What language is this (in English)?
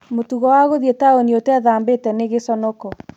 Kikuyu